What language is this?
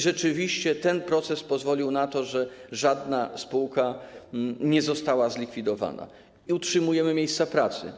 Polish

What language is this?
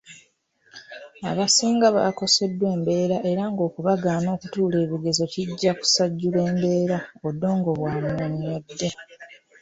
Ganda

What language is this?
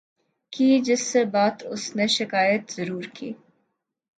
Urdu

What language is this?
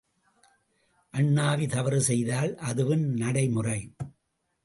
Tamil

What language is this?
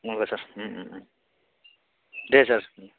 Bodo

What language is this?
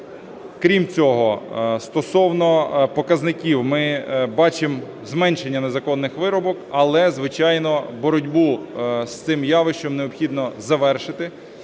Ukrainian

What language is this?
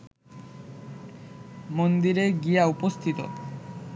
Bangla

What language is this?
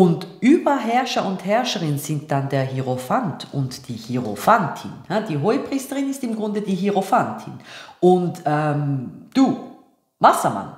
German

